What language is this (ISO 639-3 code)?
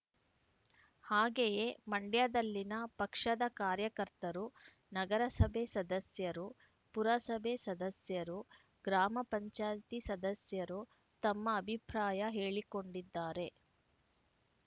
kan